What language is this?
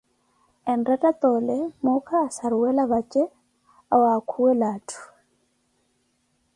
Koti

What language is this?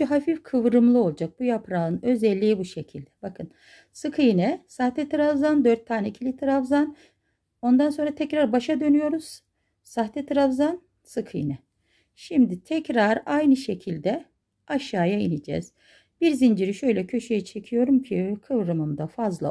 Turkish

